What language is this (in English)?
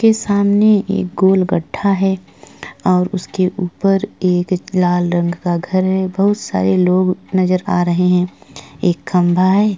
Hindi